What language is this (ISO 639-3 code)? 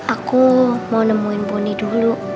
ind